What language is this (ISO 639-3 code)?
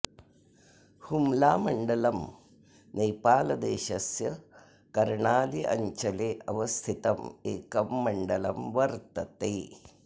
san